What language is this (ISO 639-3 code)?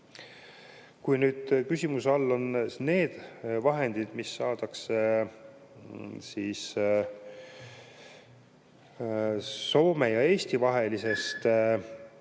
est